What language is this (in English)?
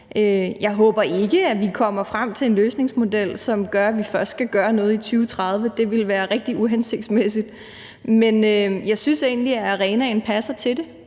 Danish